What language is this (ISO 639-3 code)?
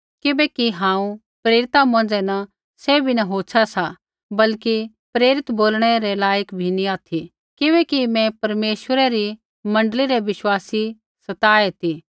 kfx